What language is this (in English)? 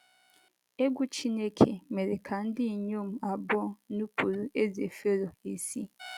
Igbo